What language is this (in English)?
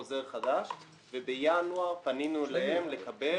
Hebrew